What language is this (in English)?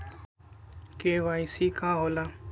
Magahi